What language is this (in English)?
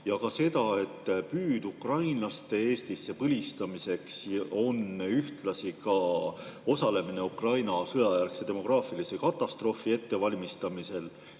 Estonian